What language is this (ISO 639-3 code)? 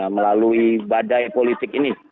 ind